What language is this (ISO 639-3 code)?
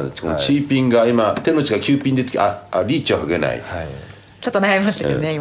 jpn